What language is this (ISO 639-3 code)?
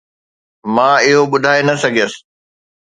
snd